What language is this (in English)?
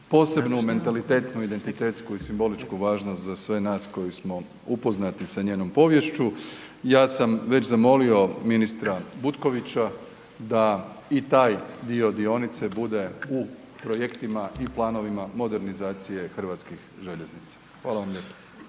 Croatian